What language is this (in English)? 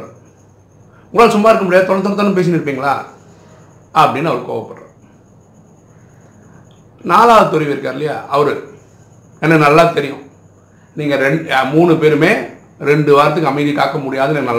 Tamil